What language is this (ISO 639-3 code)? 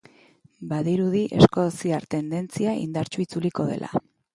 eus